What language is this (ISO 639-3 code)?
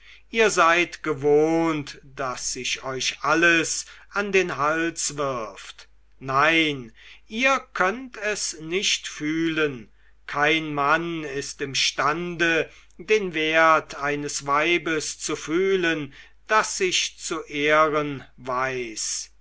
deu